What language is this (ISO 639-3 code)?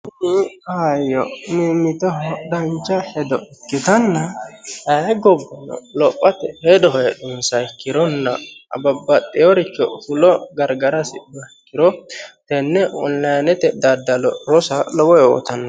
sid